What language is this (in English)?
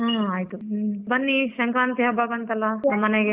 Kannada